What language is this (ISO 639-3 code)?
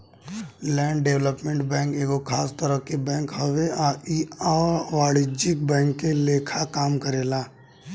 bho